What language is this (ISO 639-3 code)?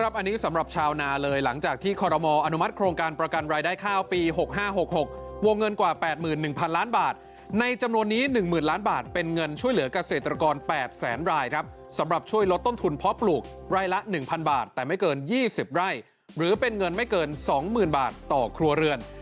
tha